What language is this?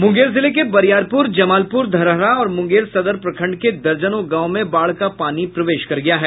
Hindi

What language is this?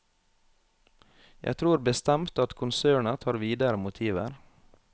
Norwegian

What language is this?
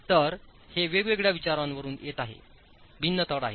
Marathi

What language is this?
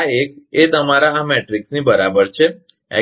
Gujarati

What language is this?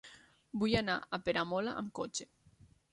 Catalan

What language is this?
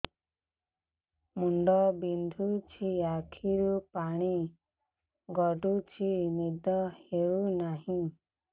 Odia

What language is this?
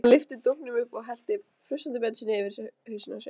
Icelandic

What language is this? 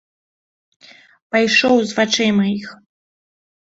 Belarusian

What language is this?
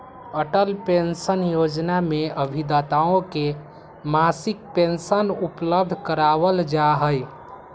Magahi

